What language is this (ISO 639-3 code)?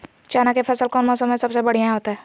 mag